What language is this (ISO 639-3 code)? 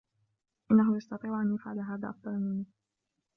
ara